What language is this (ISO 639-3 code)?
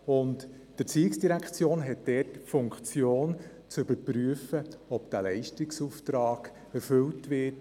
gsw